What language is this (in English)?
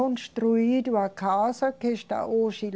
Portuguese